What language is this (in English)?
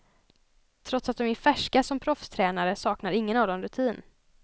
Swedish